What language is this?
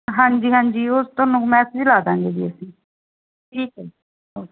Punjabi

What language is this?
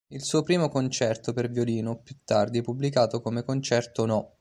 Italian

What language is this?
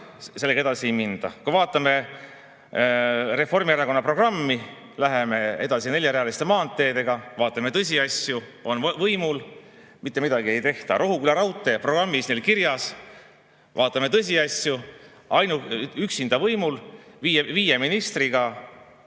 Estonian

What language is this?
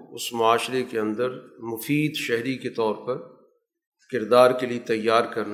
Urdu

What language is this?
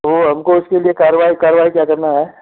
Hindi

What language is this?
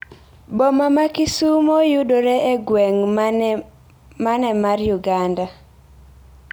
Luo (Kenya and Tanzania)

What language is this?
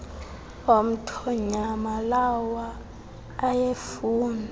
Xhosa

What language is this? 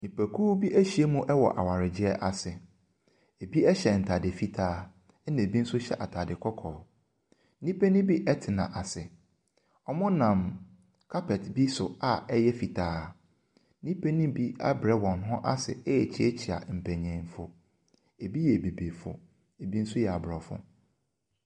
Akan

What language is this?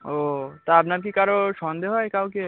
Bangla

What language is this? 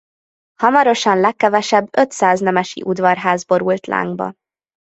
Hungarian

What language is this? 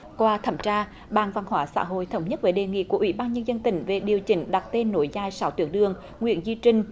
Vietnamese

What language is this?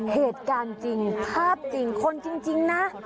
Thai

